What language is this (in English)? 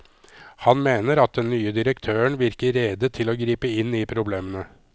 Norwegian